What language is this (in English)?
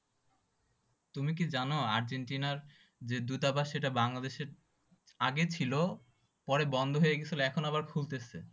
Bangla